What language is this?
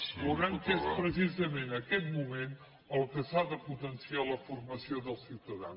Catalan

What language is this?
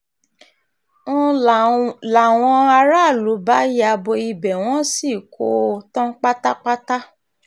Yoruba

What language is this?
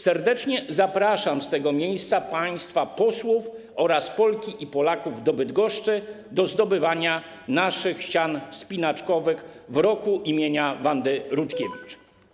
Polish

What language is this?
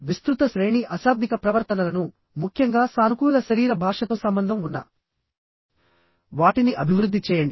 Telugu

